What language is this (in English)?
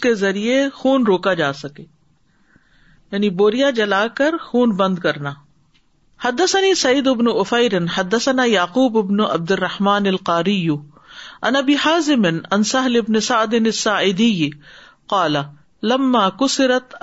Urdu